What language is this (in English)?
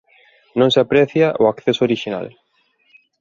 Galician